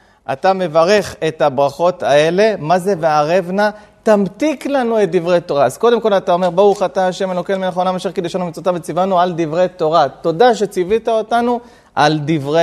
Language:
Hebrew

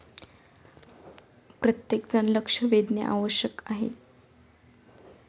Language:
Marathi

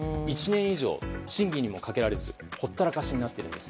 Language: Japanese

